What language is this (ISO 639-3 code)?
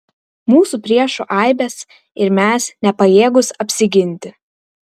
lit